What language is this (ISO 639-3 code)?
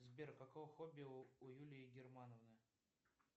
rus